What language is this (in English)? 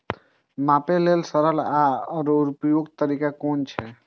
Maithili